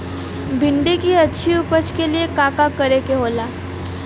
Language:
Bhojpuri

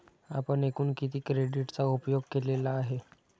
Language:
Marathi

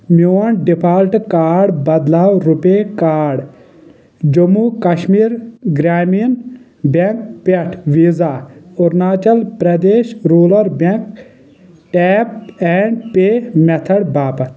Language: Kashmiri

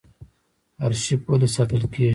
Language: Pashto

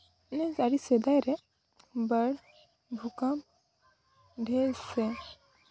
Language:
Santali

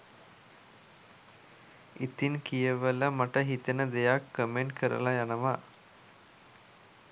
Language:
Sinhala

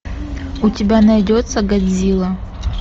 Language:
Russian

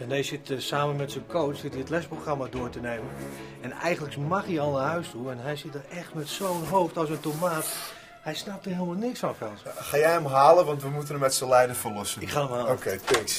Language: Dutch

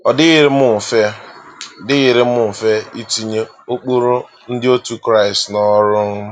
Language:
Igbo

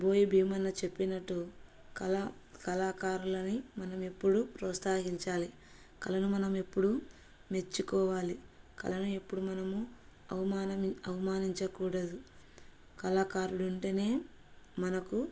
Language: Telugu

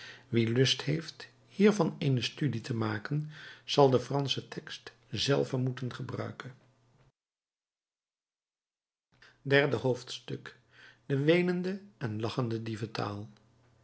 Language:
Dutch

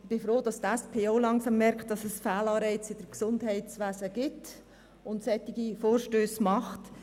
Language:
Swiss German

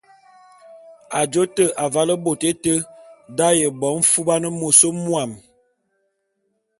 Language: Bulu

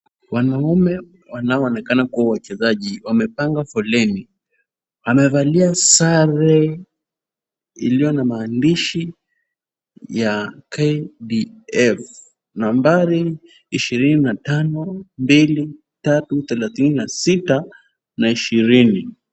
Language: Swahili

